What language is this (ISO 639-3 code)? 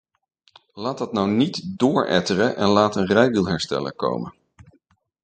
nld